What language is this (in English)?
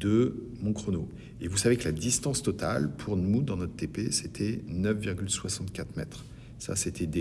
French